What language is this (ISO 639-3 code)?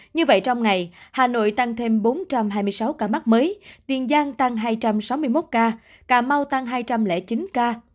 vie